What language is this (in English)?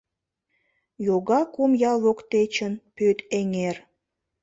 Mari